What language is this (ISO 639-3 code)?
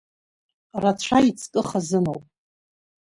abk